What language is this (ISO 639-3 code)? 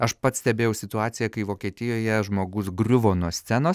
lit